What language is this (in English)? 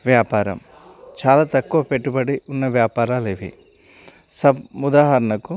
Telugu